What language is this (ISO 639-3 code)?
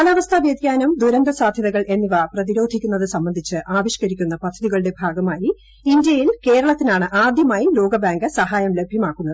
mal